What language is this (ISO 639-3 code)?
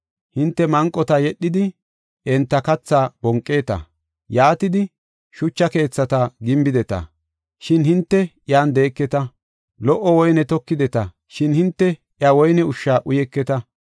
gof